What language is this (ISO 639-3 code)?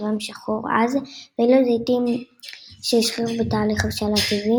heb